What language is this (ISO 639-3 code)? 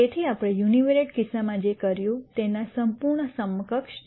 guj